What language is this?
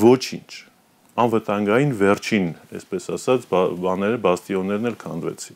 Romanian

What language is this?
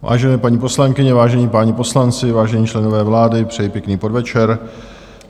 Czech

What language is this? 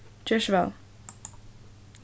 Faroese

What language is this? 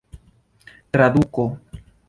Esperanto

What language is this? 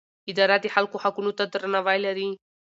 Pashto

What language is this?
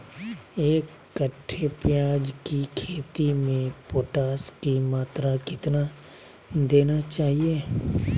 Magahi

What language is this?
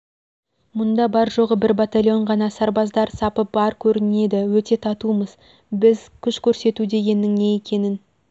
Kazakh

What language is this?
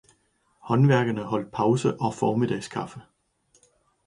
Danish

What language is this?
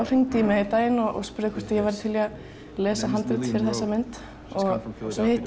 Icelandic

